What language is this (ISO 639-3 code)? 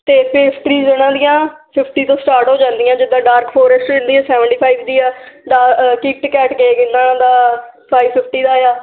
pan